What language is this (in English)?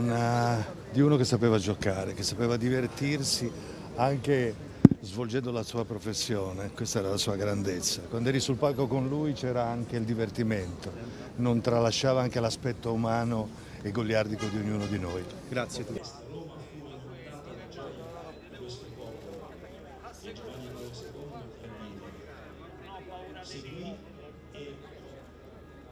Italian